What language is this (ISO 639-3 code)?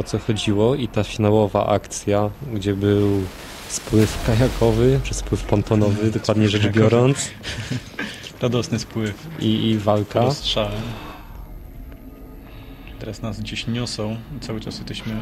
pol